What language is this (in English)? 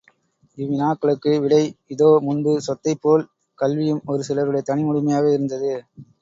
Tamil